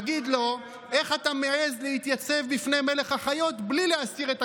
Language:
Hebrew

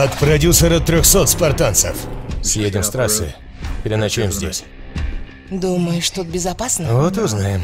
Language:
Russian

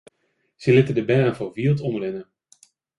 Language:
Western Frisian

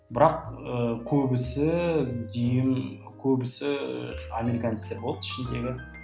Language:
Kazakh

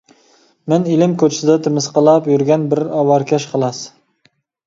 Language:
Uyghur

